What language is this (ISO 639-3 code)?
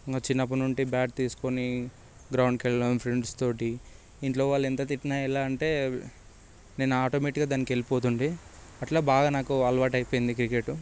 tel